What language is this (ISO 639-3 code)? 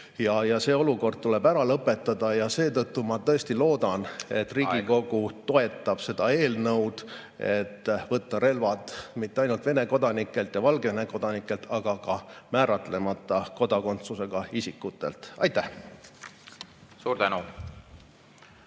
est